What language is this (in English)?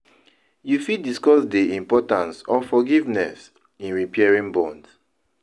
Nigerian Pidgin